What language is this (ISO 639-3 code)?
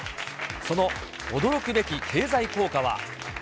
jpn